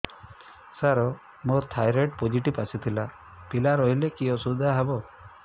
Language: Odia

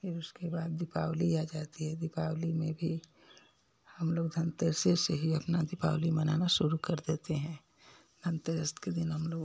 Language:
Hindi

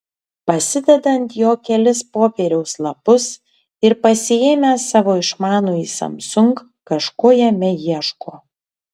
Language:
Lithuanian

